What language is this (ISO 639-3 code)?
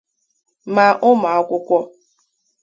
ibo